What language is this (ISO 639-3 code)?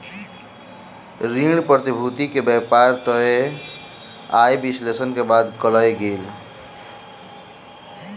mai